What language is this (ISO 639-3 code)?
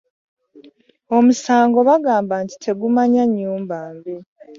lug